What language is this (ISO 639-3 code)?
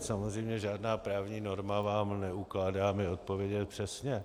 ces